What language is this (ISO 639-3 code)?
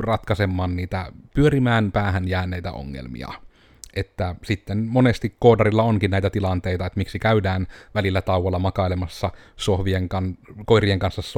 fin